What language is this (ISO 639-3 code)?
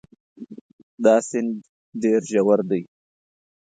pus